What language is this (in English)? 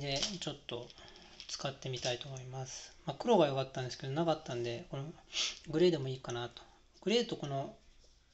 Japanese